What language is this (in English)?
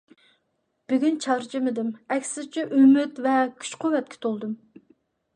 Uyghur